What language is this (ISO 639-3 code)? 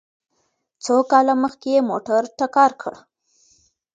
pus